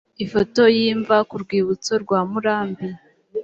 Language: Kinyarwanda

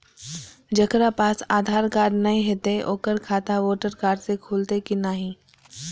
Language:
Maithili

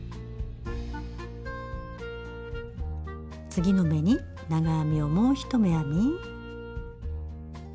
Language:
Japanese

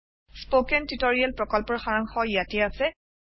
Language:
Assamese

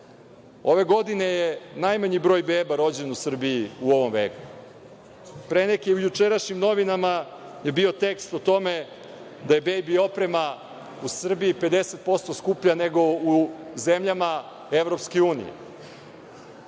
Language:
Serbian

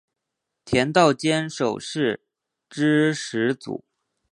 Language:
Chinese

